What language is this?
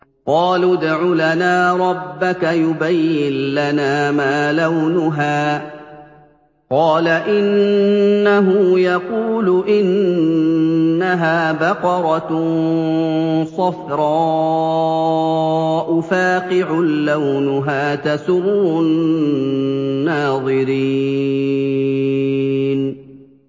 Arabic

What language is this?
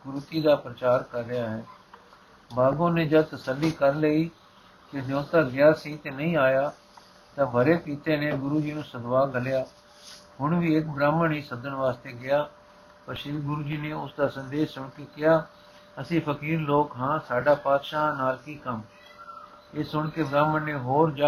Punjabi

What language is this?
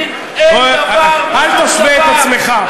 Hebrew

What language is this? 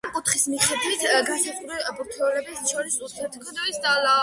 Georgian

